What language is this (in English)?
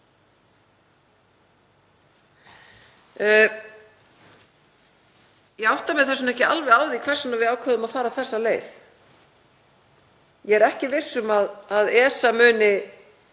Icelandic